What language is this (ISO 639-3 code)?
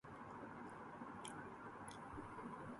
urd